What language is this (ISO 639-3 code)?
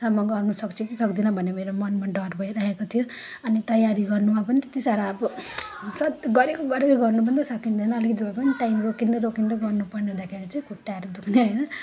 nep